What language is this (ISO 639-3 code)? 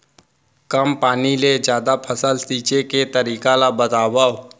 hne